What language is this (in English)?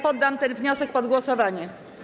Polish